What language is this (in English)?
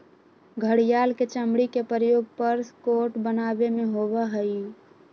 Magahi